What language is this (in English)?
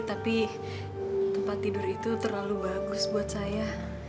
Indonesian